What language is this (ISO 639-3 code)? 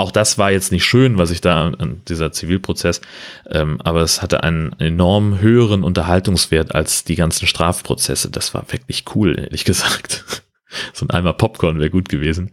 deu